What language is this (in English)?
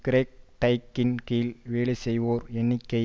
Tamil